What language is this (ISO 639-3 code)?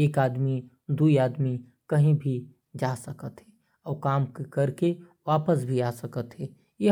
kfp